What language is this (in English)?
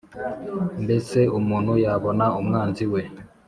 Kinyarwanda